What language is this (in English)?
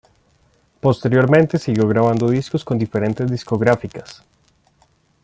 Spanish